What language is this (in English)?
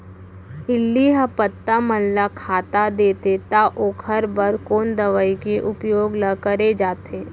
Chhattisgarhi